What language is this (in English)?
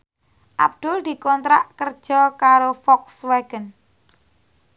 Javanese